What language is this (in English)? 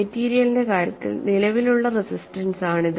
Malayalam